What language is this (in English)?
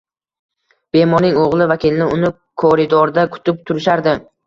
Uzbek